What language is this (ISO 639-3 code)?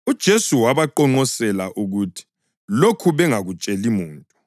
nde